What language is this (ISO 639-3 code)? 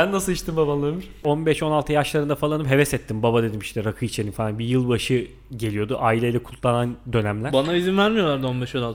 tur